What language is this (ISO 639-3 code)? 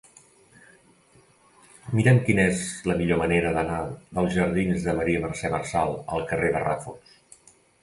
cat